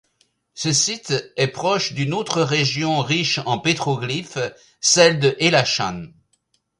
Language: French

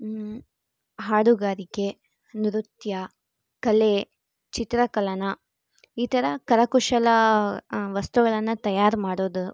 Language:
Kannada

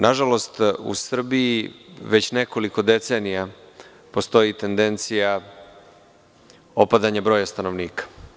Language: Serbian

